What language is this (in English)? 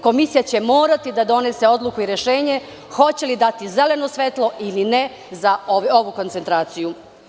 Serbian